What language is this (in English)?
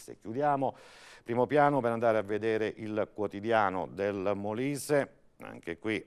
Italian